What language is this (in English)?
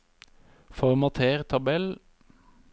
Norwegian